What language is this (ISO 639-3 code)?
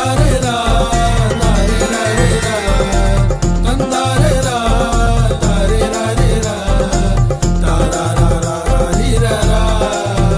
tel